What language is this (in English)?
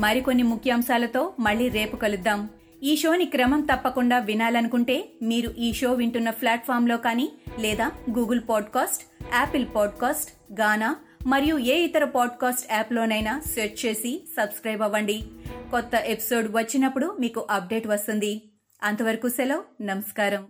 Telugu